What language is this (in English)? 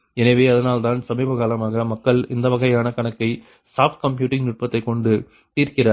Tamil